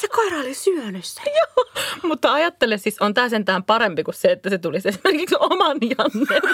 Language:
Finnish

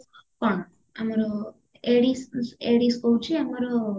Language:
Odia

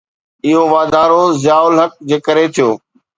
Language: Sindhi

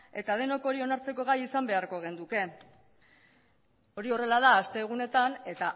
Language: Basque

